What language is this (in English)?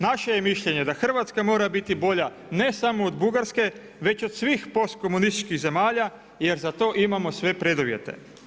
Croatian